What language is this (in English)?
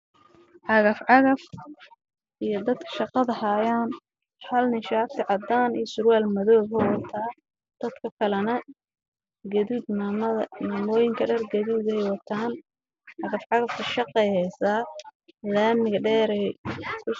Somali